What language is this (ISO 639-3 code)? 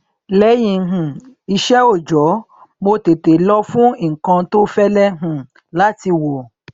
yor